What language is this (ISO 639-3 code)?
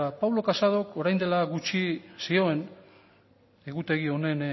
eus